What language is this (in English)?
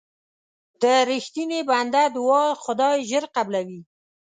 Pashto